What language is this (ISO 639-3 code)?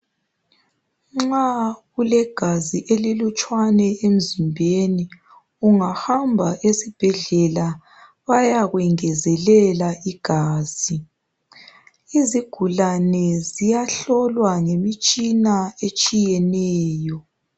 nde